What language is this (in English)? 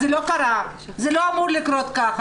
Hebrew